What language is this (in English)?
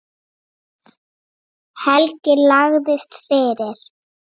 Icelandic